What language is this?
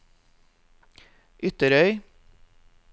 Norwegian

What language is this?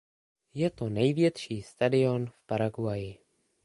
Czech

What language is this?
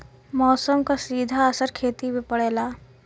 Bhojpuri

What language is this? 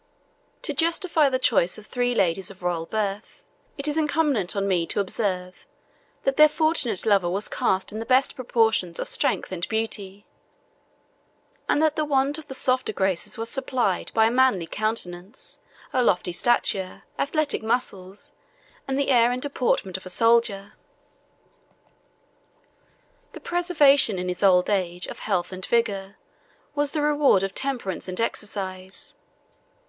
English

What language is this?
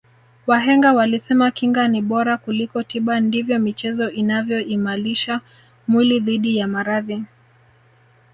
Swahili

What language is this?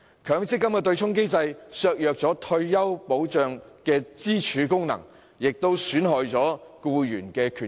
Cantonese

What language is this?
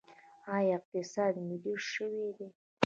Pashto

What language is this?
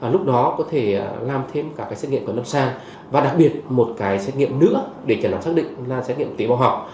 Vietnamese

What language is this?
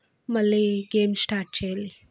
Telugu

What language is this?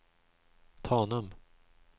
Swedish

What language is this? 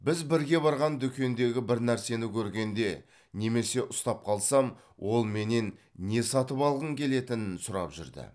Kazakh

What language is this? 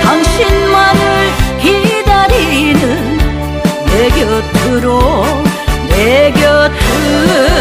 Korean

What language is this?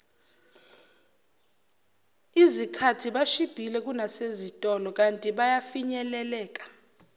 Zulu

